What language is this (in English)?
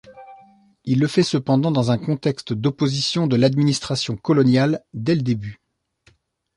French